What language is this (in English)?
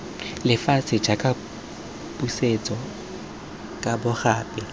Tswana